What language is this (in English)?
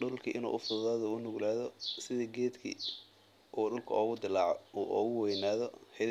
Somali